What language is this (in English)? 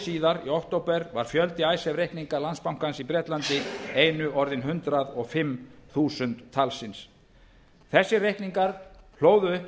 Icelandic